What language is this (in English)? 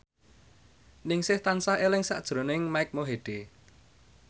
Javanese